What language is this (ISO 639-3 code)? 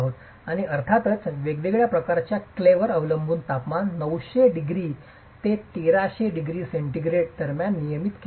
mar